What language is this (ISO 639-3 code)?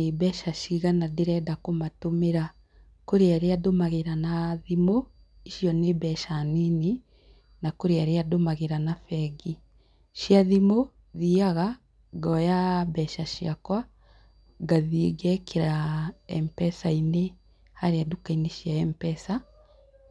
kik